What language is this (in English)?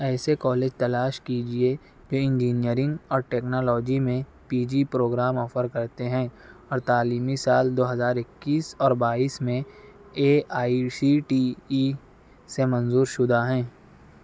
Urdu